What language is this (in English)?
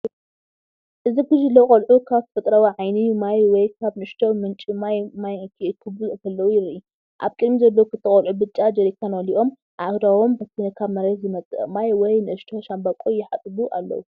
Tigrinya